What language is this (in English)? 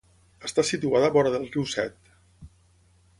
Catalan